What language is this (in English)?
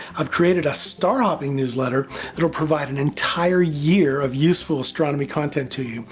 English